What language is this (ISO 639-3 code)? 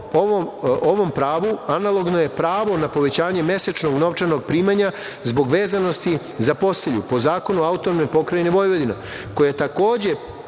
srp